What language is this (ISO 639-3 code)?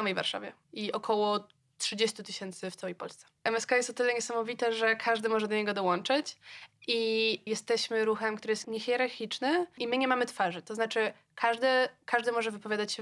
pol